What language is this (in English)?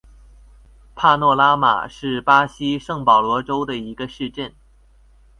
Chinese